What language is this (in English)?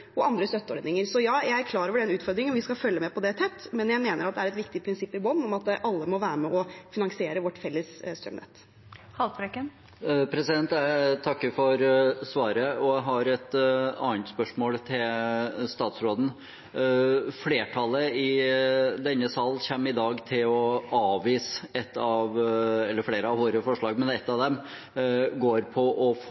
Norwegian Bokmål